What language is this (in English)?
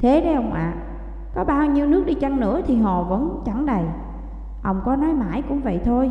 Vietnamese